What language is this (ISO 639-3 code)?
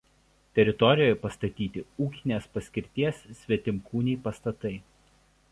lit